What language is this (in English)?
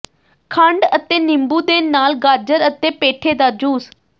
Punjabi